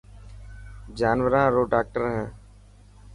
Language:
Dhatki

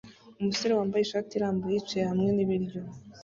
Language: Kinyarwanda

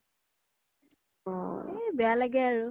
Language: Assamese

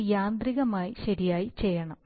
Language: Malayalam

